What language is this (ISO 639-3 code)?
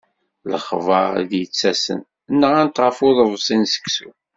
kab